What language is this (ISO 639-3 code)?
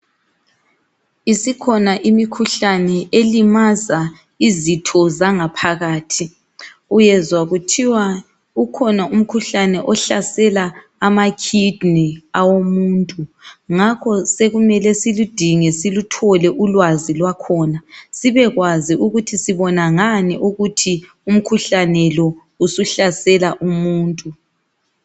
nde